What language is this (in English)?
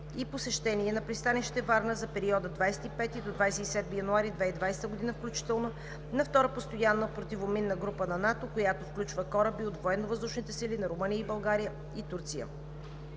Bulgarian